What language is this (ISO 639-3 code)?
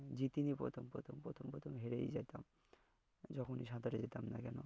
ben